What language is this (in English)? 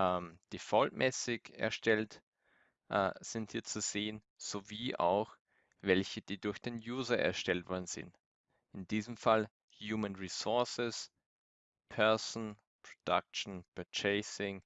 German